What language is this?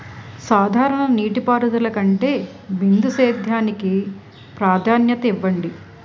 Telugu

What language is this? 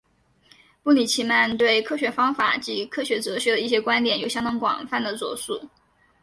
Chinese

